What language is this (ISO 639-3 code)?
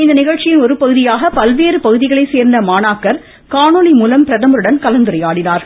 tam